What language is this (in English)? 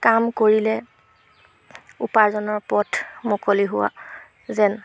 Assamese